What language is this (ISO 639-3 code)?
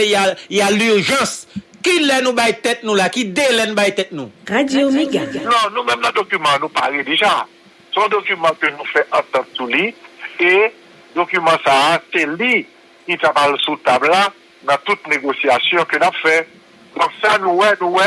fra